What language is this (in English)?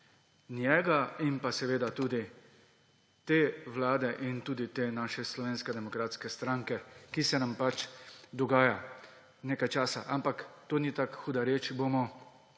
Slovenian